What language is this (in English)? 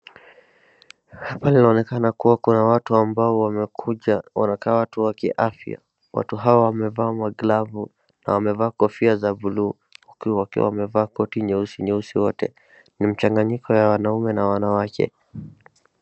Swahili